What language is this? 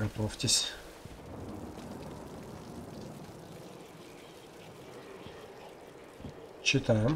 Russian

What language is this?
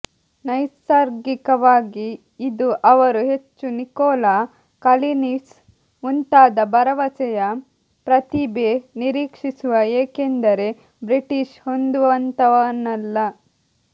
Kannada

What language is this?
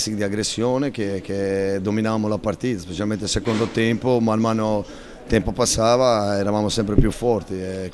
Italian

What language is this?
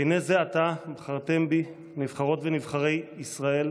Hebrew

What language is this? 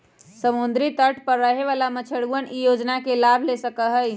Magahi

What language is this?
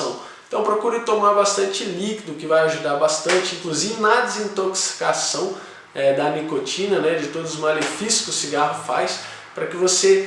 Portuguese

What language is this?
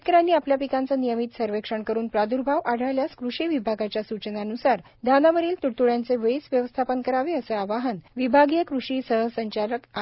Marathi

